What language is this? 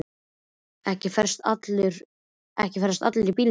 Icelandic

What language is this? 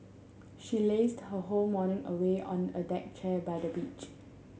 English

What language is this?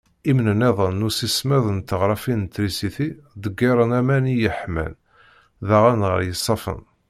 Kabyle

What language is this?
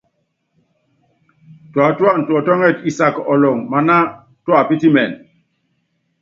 Yangben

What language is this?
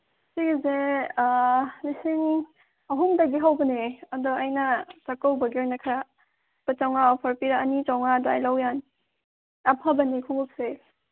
Manipuri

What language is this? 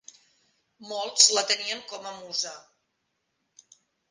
Catalan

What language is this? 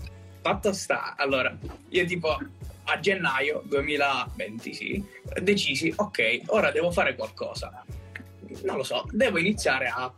Italian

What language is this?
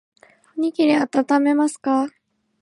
Japanese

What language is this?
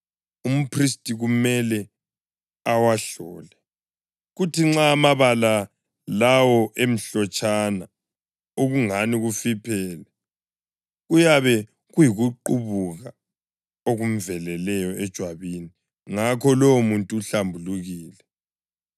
North Ndebele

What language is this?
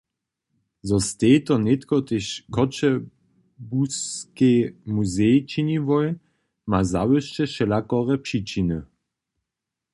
Upper Sorbian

